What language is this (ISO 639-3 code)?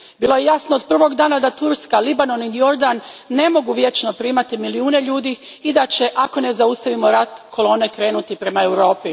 hrv